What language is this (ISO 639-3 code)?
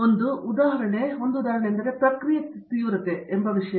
kan